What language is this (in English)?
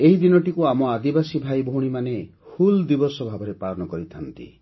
Odia